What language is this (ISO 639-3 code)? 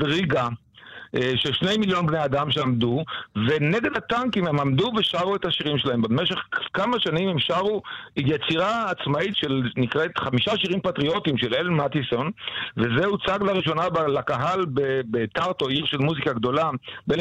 heb